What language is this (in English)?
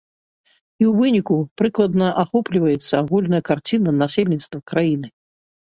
Belarusian